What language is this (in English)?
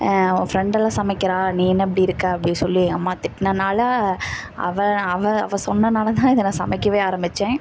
Tamil